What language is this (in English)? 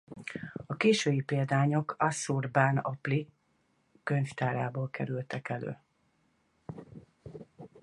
Hungarian